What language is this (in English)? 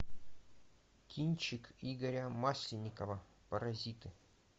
Russian